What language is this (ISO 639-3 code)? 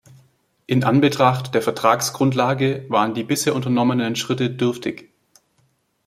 deu